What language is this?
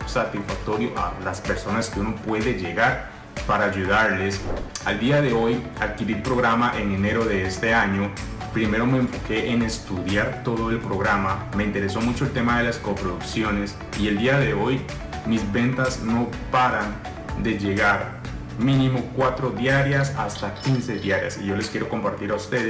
Spanish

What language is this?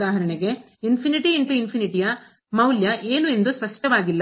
Kannada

